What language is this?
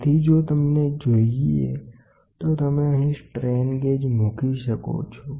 Gujarati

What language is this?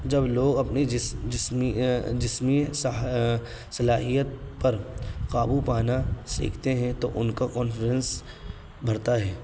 Urdu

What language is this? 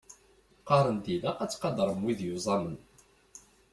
Kabyle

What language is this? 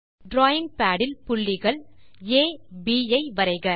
Tamil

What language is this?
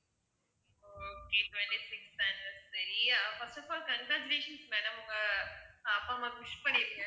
Tamil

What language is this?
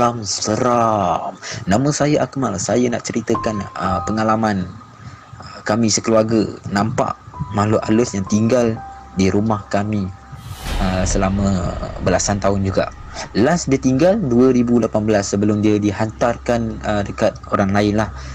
Malay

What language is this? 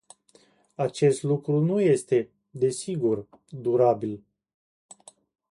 Romanian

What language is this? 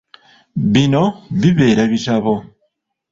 Ganda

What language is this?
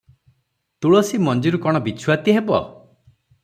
Odia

